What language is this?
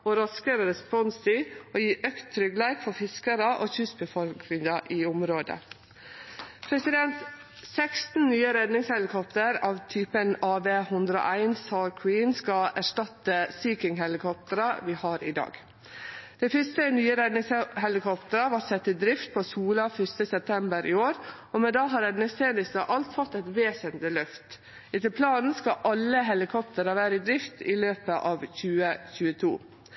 Norwegian Nynorsk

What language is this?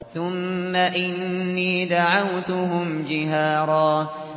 Arabic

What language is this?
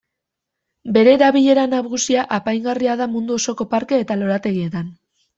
Basque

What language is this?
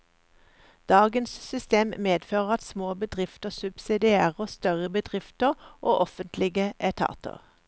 Norwegian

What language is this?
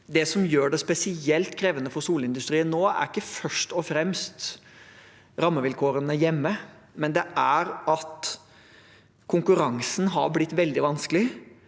Norwegian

